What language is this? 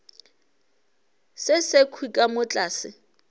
Northern Sotho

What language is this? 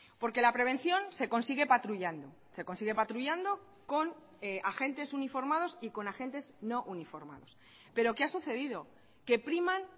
Spanish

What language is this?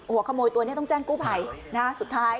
Thai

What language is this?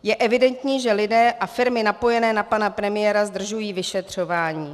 Czech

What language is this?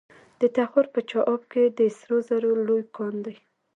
Pashto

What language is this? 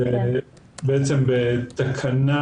Hebrew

